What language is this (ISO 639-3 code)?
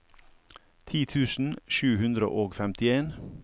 nor